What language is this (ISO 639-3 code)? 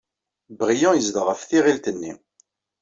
kab